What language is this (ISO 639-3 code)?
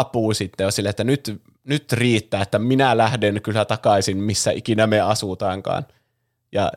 fin